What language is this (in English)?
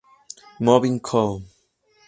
Spanish